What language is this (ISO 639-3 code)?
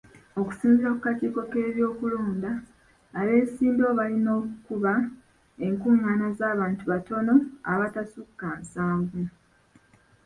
lug